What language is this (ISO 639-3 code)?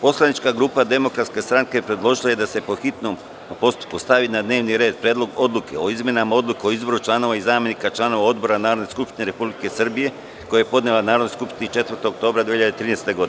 srp